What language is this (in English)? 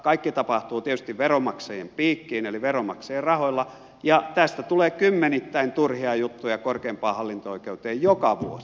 Finnish